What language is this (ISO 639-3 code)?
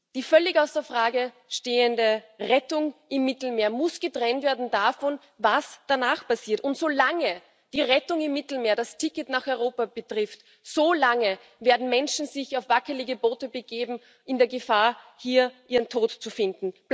deu